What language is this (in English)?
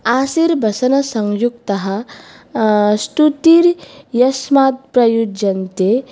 Sanskrit